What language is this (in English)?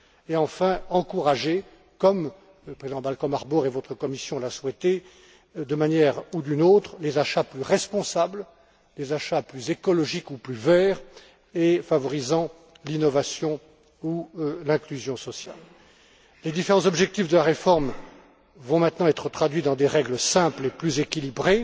French